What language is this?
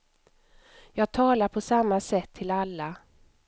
Swedish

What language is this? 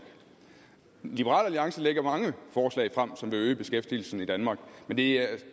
Danish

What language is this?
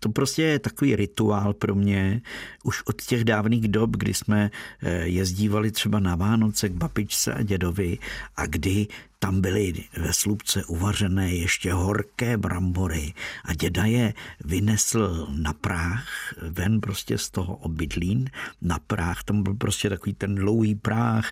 Czech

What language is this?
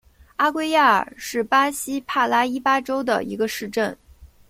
Chinese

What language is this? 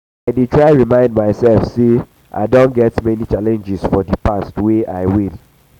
Nigerian Pidgin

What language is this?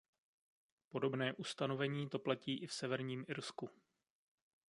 Czech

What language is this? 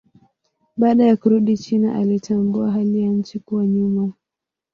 Swahili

